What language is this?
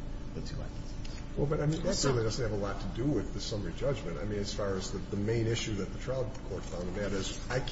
English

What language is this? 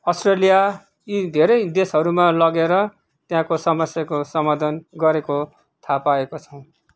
Nepali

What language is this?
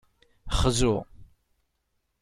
Kabyle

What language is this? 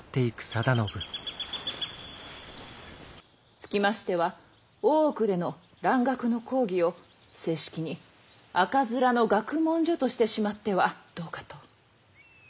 Japanese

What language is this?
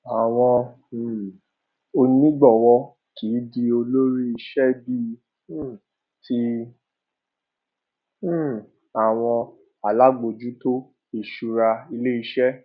Yoruba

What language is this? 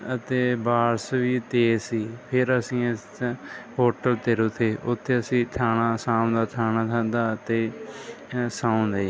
Punjabi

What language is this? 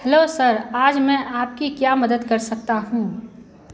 Hindi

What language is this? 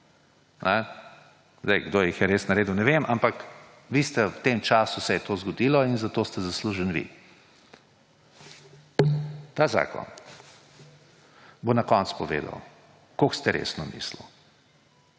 Slovenian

